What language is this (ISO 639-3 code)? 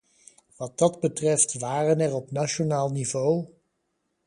nld